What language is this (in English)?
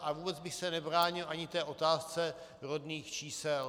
Czech